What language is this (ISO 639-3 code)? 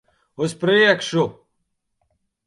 lav